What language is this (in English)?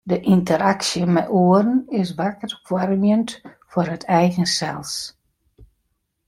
Western Frisian